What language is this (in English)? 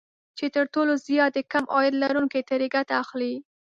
Pashto